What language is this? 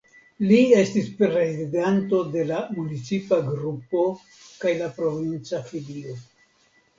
Esperanto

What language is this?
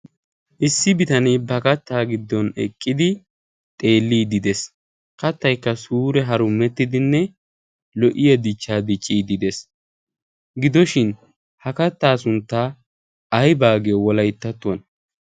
Wolaytta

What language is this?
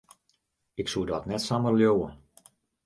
Western Frisian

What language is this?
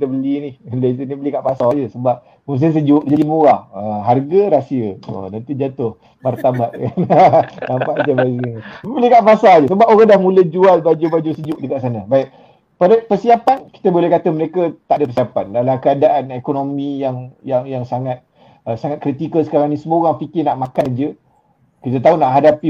Malay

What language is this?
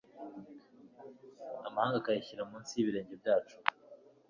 Kinyarwanda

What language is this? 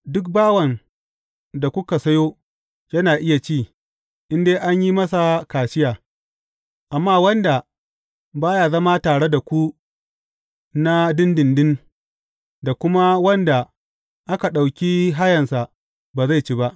Hausa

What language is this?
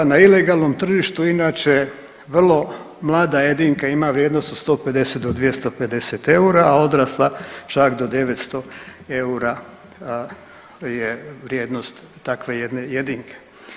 Croatian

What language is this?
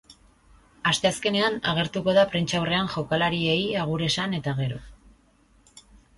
Basque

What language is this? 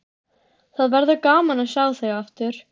Icelandic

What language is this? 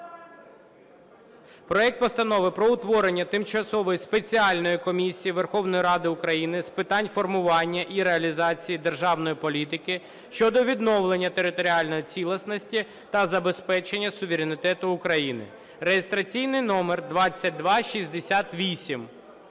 Ukrainian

